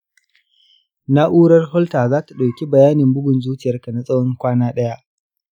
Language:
Hausa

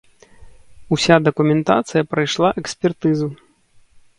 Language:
Belarusian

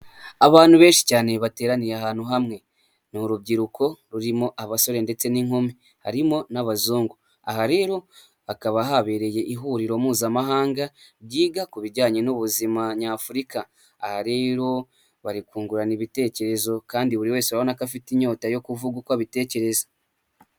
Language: Kinyarwanda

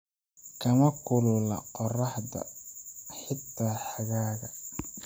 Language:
Somali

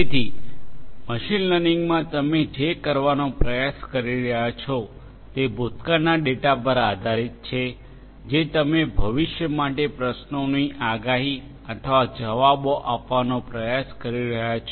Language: Gujarati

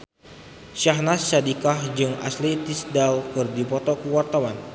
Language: Sundanese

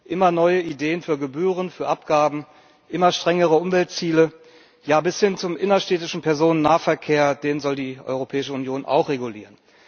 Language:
German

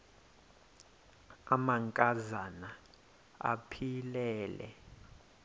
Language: Xhosa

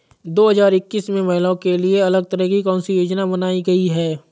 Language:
Hindi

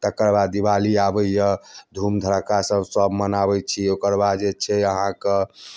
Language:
Maithili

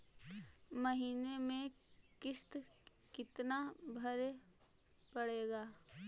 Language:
Magahi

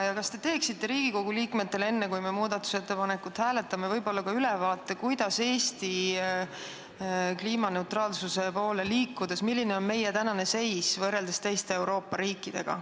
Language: Estonian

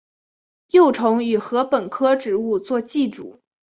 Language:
Chinese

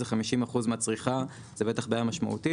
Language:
Hebrew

